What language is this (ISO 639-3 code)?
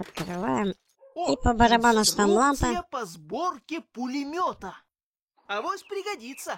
rus